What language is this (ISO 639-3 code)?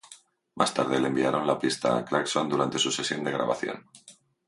spa